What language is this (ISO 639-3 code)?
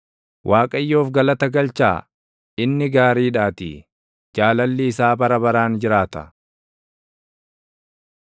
orm